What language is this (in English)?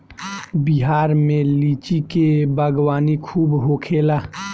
Bhojpuri